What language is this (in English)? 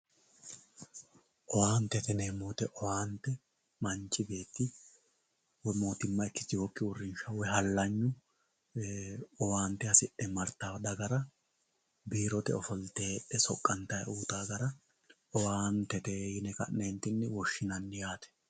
Sidamo